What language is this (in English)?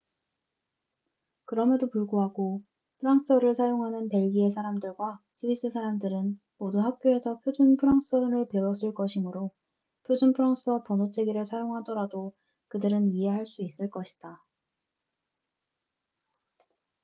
Korean